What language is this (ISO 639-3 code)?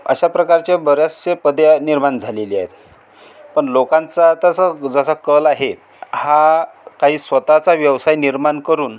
mar